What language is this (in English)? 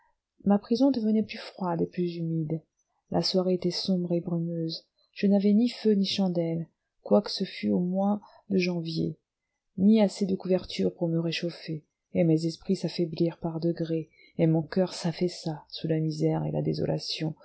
French